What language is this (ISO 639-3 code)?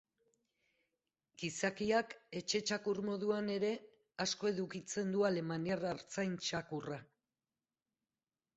eus